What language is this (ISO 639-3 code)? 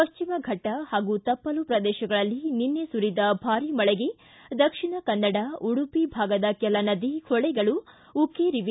kan